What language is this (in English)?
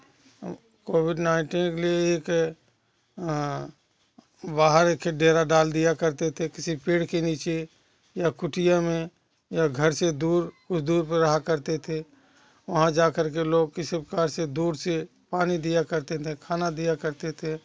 Hindi